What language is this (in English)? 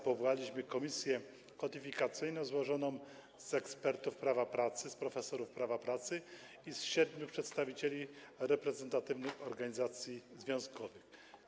Polish